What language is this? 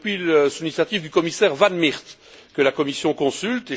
French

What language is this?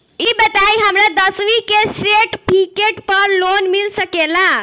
Bhojpuri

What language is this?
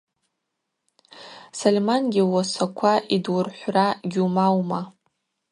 Abaza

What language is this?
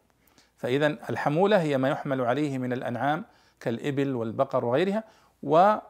Arabic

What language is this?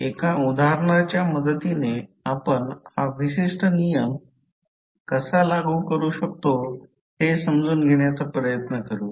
Marathi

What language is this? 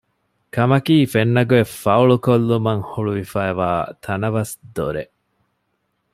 Divehi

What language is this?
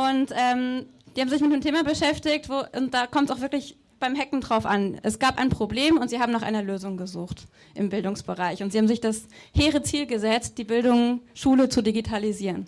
German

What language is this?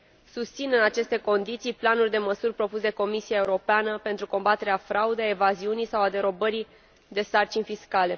Romanian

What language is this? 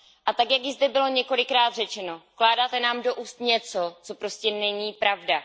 Czech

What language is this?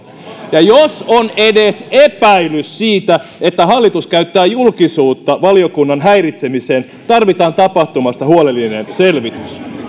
Finnish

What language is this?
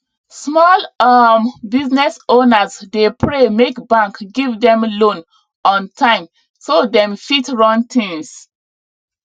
Nigerian Pidgin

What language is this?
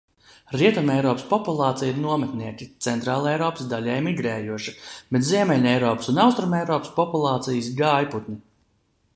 Latvian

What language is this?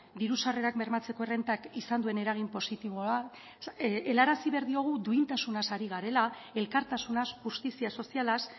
Basque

